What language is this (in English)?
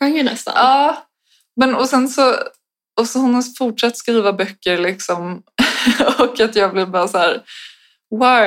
Swedish